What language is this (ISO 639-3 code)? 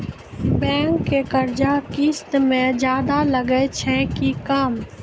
mai